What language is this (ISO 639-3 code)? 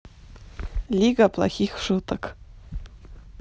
rus